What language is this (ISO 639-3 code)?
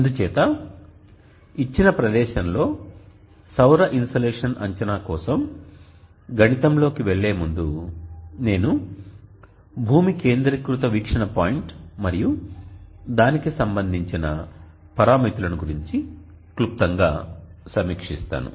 tel